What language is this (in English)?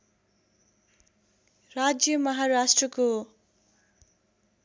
Nepali